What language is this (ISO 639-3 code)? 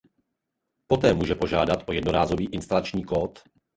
ces